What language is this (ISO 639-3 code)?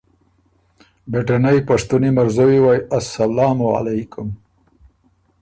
oru